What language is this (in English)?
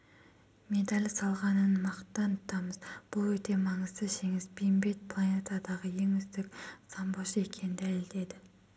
Kazakh